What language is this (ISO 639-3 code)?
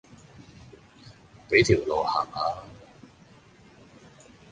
yue